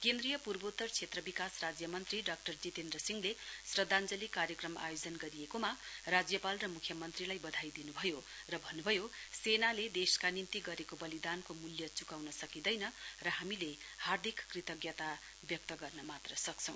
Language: Nepali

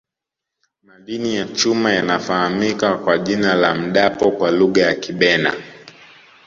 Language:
Swahili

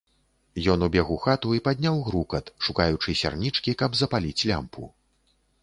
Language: Belarusian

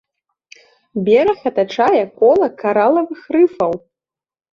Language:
Belarusian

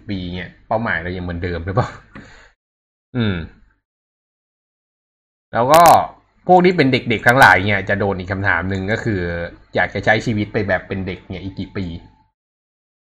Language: Thai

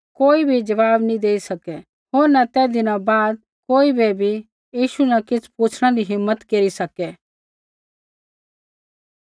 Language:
Kullu Pahari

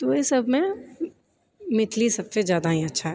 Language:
Maithili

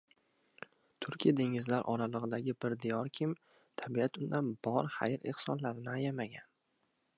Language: Uzbek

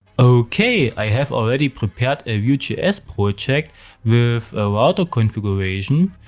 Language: English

